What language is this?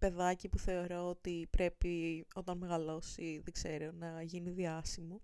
Greek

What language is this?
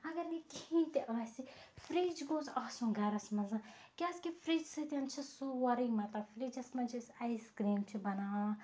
Kashmiri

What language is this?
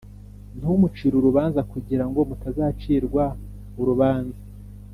Kinyarwanda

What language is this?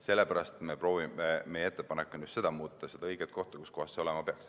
Estonian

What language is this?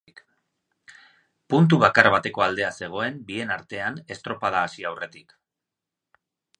Basque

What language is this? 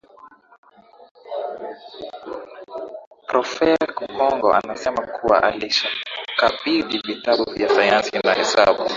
Swahili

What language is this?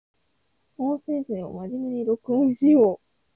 Japanese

